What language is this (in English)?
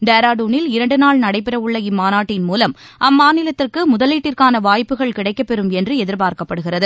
Tamil